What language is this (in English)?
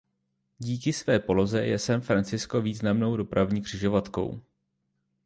Czech